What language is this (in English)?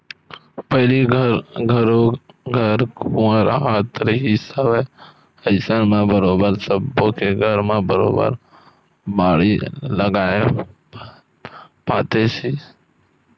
Chhattisgarhi